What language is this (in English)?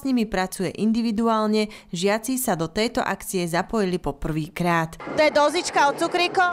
Slovak